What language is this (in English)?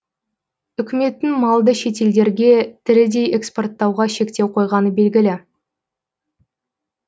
Kazakh